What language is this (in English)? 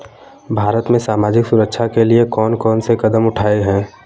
Hindi